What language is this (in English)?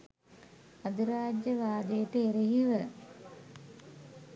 Sinhala